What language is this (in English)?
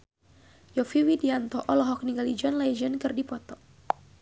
Sundanese